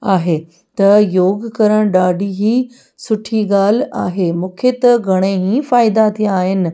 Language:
Sindhi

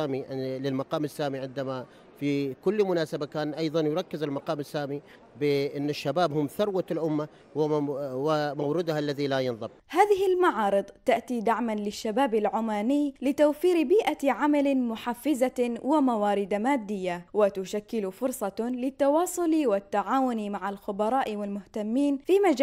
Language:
Arabic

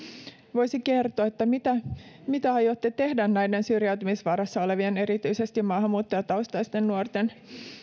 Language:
Finnish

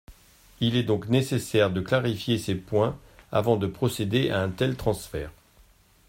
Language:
French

